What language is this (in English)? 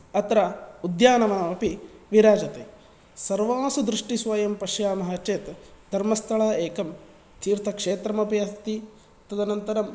Sanskrit